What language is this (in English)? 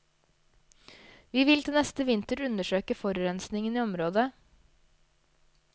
Norwegian